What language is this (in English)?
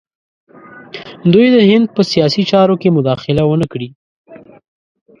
Pashto